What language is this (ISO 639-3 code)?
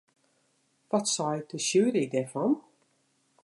fry